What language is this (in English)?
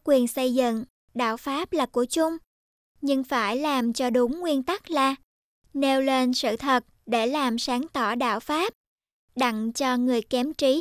Vietnamese